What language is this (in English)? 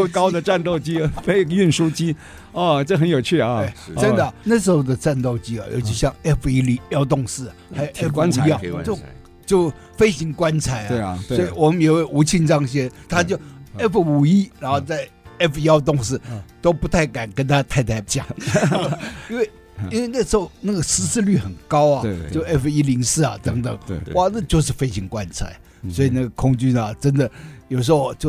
Chinese